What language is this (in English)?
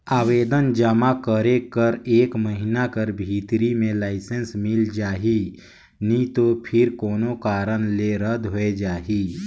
Chhattisgarhi